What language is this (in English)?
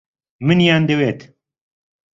Central Kurdish